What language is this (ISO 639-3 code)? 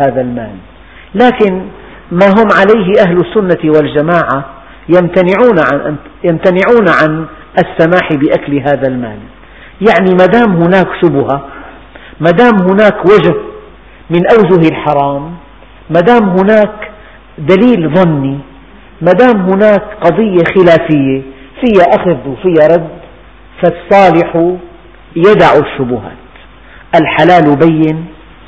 ara